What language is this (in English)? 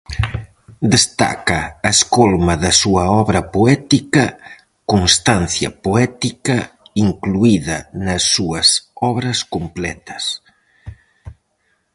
Galician